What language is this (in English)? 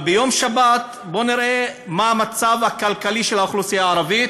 Hebrew